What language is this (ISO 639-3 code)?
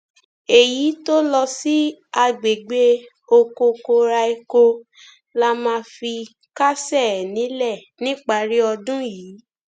yor